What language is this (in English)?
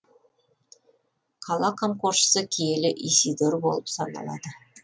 Kazakh